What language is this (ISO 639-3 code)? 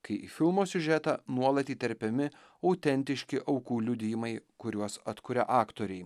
lit